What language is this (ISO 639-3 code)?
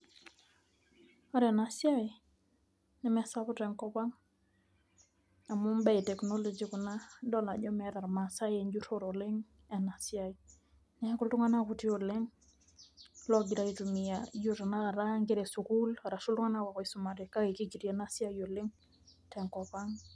mas